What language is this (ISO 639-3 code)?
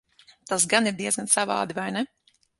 lav